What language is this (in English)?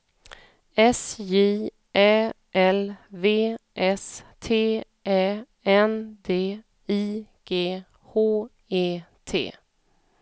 Swedish